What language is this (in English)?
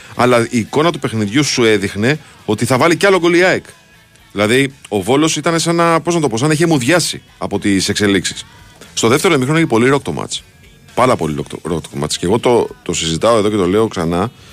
Greek